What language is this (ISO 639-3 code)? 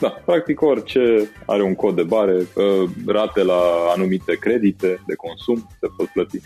ron